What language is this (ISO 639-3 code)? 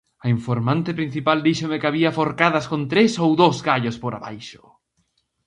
glg